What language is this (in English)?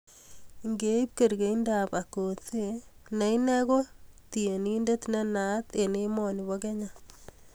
Kalenjin